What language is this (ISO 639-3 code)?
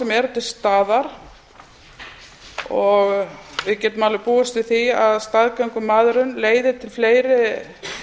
isl